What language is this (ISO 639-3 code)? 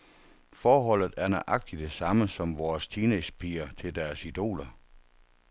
dan